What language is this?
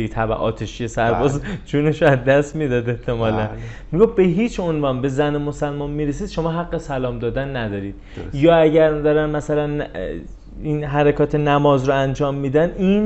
Persian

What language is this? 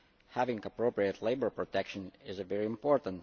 English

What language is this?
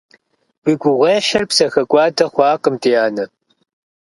Kabardian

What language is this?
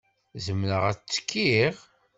Kabyle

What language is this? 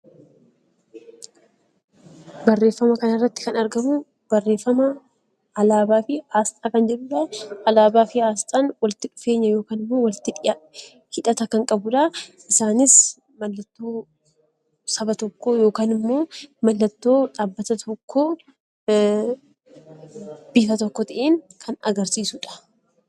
Oromo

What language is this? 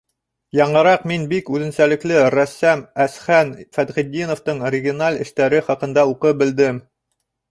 Bashkir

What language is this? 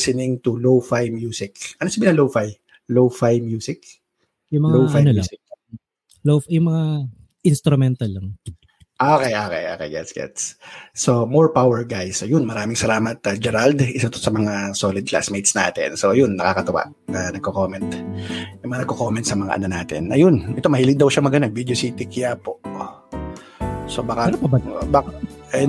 Filipino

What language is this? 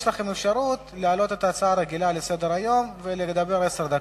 Hebrew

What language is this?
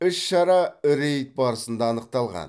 Kazakh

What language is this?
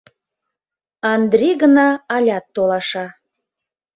Mari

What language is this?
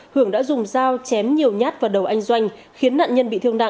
Vietnamese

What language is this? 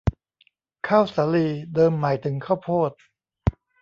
Thai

